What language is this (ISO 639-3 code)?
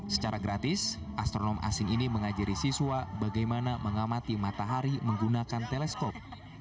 ind